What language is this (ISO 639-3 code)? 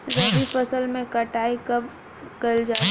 bho